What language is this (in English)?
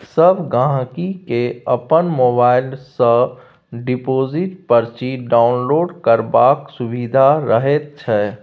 Maithili